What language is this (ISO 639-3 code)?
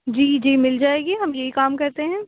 urd